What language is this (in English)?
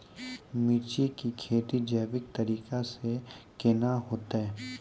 Maithili